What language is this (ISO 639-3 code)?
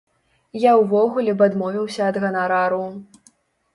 bel